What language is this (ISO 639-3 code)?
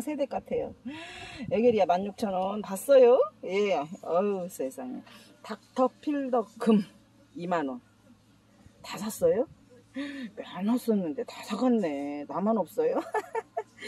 kor